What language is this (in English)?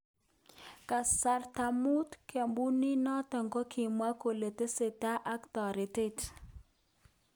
Kalenjin